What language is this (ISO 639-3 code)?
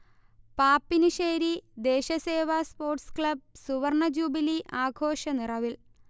mal